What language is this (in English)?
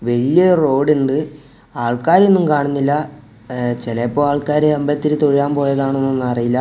Malayalam